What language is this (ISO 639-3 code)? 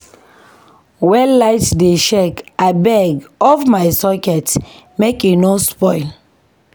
pcm